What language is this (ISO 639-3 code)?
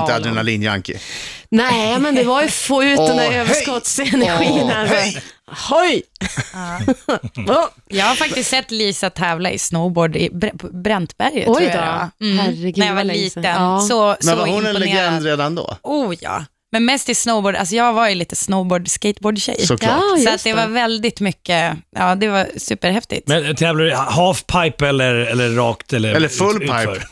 swe